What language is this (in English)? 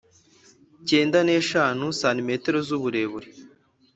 Kinyarwanda